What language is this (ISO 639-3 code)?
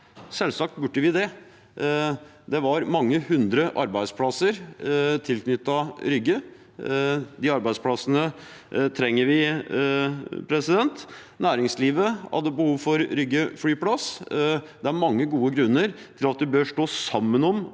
nor